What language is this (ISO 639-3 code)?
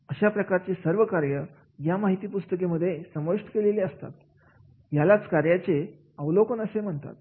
mar